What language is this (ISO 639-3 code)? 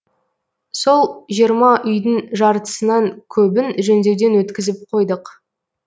kaz